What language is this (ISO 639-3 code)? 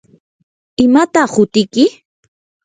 qur